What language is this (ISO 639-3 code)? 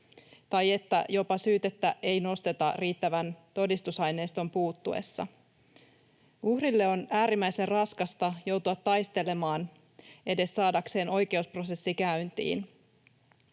fin